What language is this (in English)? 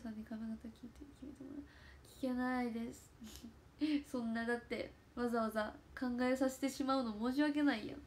Japanese